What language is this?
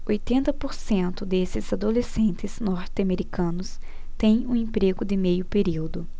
Portuguese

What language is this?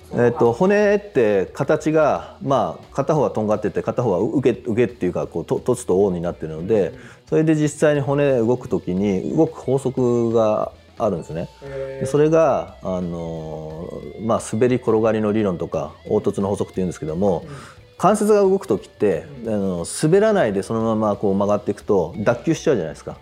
Japanese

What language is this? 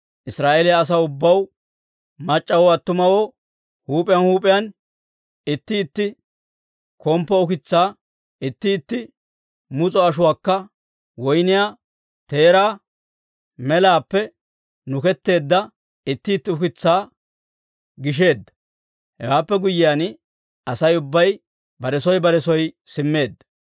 Dawro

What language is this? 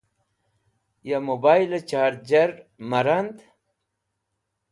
Wakhi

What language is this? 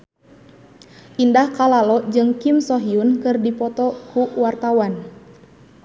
Sundanese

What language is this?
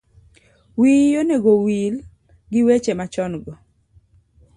Luo (Kenya and Tanzania)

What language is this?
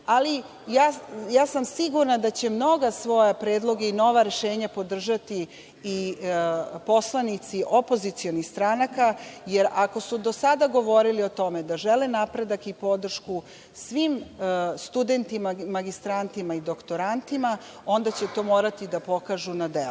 Serbian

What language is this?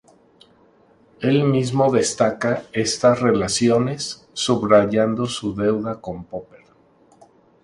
Spanish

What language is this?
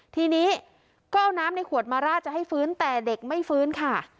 Thai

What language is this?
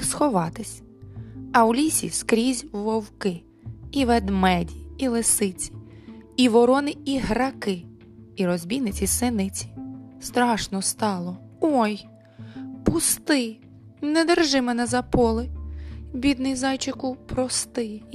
Ukrainian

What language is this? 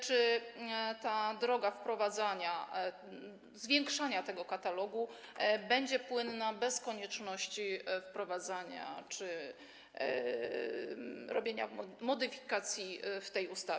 Polish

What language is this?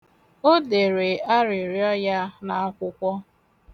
Igbo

